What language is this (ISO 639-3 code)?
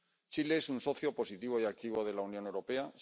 spa